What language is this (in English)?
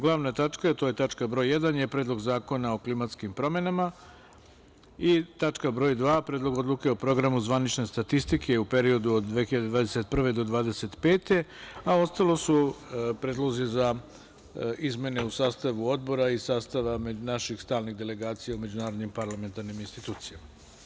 Serbian